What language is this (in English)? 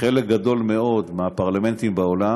Hebrew